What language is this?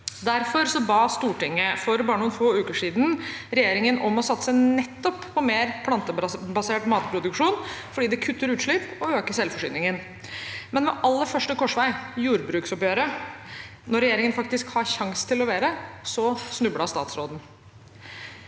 Norwegian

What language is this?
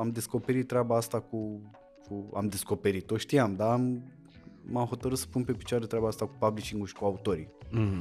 Romanian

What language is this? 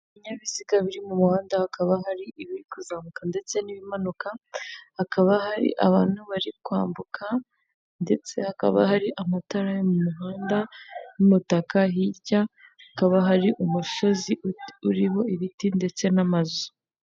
Kinyarwanda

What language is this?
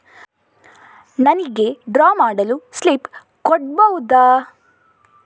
Kannada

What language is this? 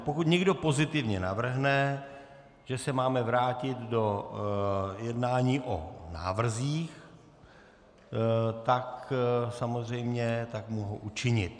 Czech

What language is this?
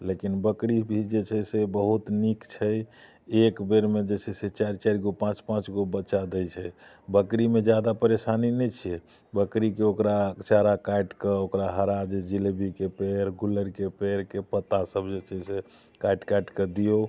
Maithili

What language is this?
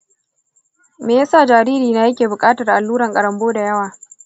Hausa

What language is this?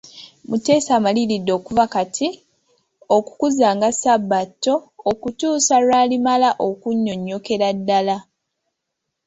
Ganda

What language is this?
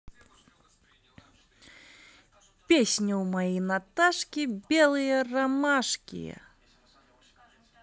Russian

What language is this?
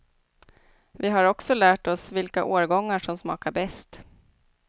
Swedish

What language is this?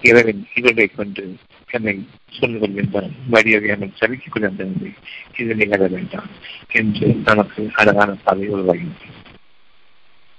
Tamil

